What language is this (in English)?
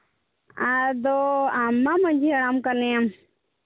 Santali